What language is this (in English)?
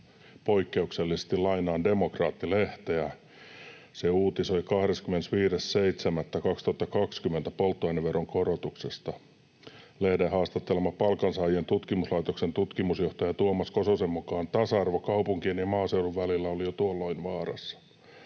Finnish